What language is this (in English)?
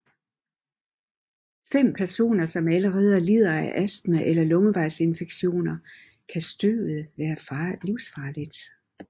Danish